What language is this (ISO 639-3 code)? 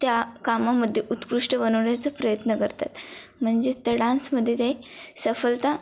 mar